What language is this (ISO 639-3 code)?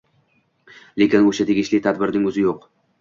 uzb